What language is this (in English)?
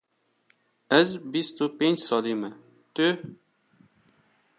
Kurdish